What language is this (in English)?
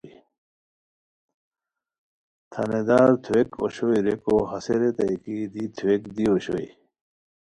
Khowar